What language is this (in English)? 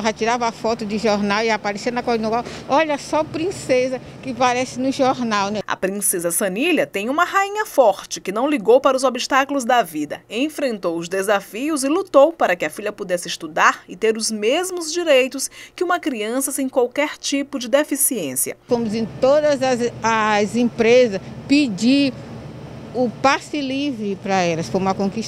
Portuguese